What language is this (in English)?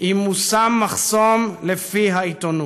Hebrew